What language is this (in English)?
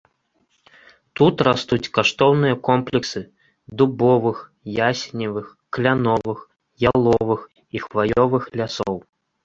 Belarusian